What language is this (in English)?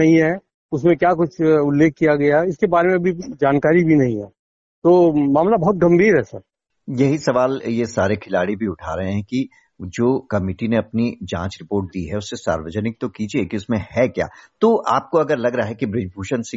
Hindi